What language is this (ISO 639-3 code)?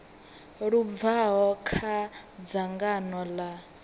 ven